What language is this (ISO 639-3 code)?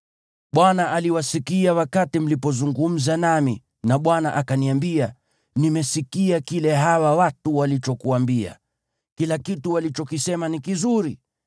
swa